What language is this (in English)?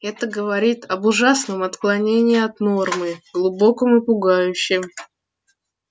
Russian